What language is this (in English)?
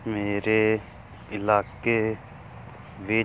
Punjabi